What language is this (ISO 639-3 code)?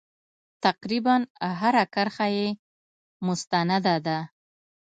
pus